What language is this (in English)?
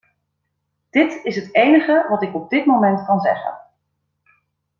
Dutch